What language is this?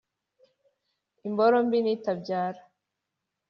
Kinyarwanda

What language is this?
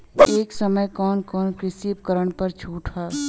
Bhojpuri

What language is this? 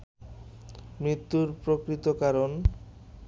Bangla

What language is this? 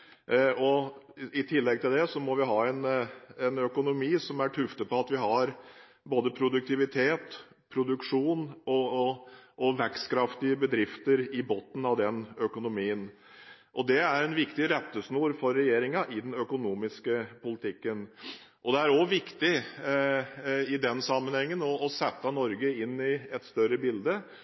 Norwegian Bokmål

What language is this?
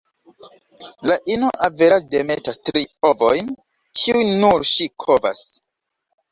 Esperanto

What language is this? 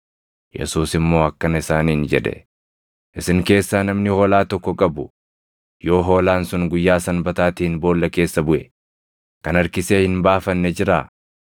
Oromo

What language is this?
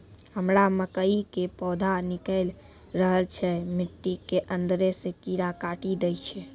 Maithili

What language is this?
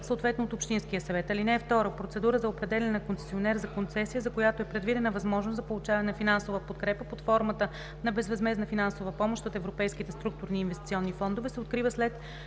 Bulgarian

